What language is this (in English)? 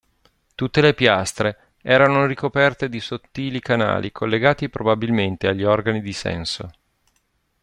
Italian